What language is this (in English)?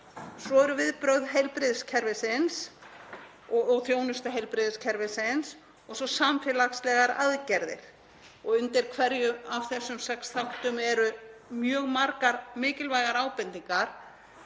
Icelandic